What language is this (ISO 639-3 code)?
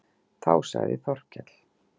isl